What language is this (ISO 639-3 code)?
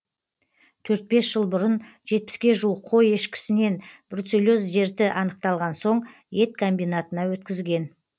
kaz